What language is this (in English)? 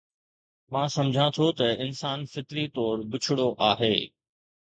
Sindhi